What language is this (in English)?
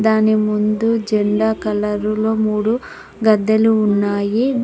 Telugu